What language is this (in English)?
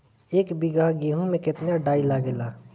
Bhojpuri